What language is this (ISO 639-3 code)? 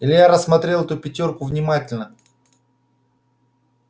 rus